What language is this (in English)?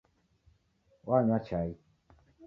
Taita